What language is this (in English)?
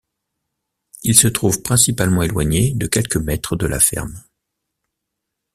French